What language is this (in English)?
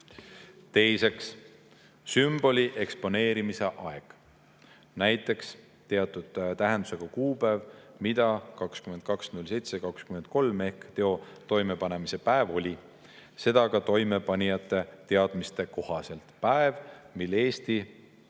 Estonian